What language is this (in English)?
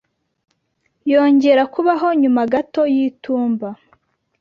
Kinyarwanda